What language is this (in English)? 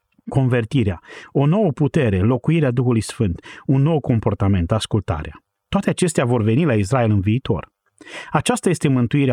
Romanian